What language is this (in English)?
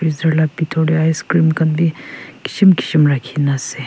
Naga Pidgin